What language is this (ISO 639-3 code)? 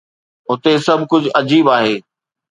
snd